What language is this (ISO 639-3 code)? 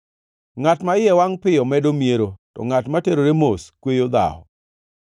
luo